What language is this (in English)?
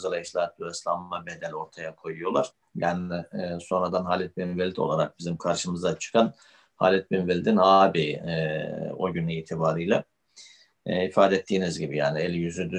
Turkish